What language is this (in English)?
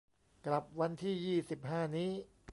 Thai